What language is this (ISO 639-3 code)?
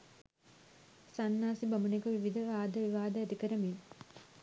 sin